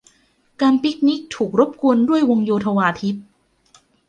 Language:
Thai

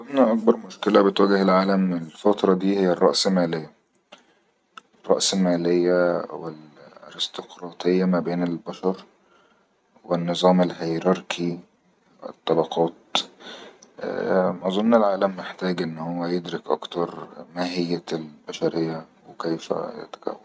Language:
Egyptian Arabic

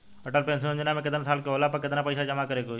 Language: Bhojpuri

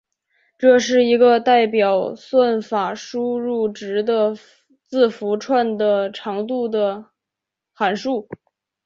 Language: Chinese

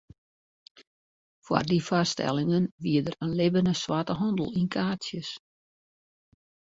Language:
Western Frisian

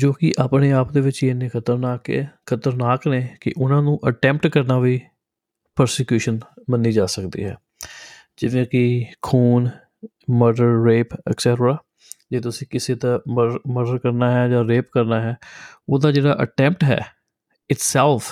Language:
Punjabi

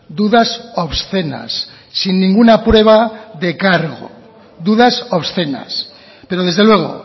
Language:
Spanish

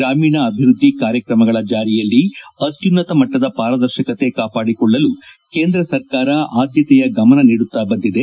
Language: Kannada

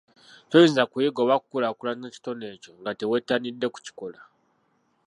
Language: Ganda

